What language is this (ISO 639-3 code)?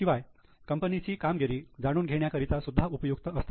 mar